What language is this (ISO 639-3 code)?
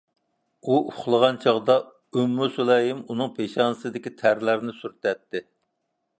uig